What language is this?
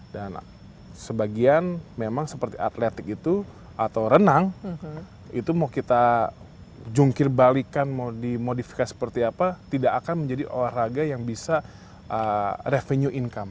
Indonesian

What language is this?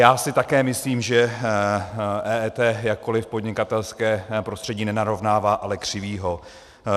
Czech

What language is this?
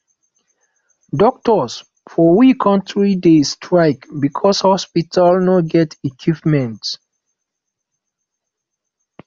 Nigerian Pidgin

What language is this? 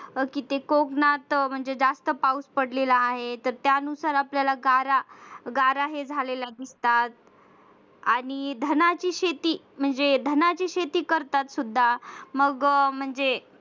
Marathi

